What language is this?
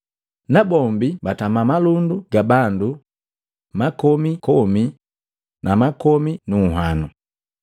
Matengo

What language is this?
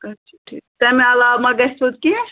Kashmiri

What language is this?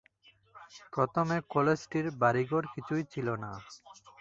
Bangla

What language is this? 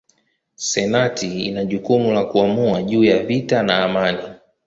Swahili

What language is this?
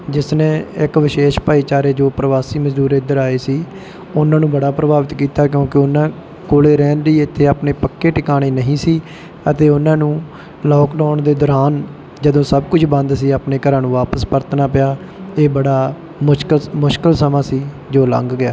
Punjabi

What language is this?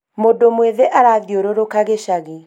Kikuyu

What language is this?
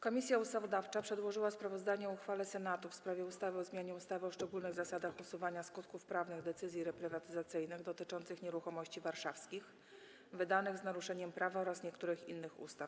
Polish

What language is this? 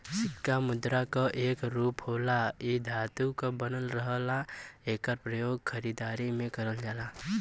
Bhojpuri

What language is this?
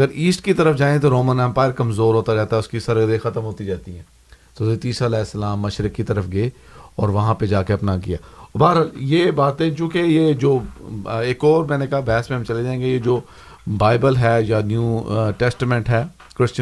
Urdu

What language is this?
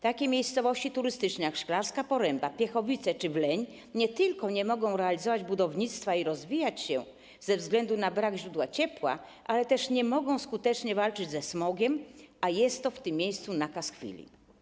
Polish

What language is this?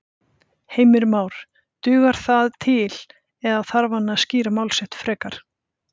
Icelandic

